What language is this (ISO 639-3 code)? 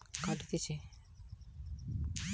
ben